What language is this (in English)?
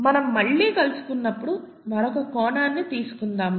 Telugu